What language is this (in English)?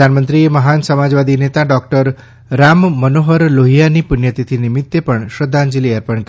Gujarati